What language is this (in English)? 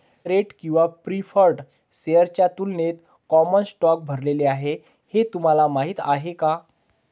Marathi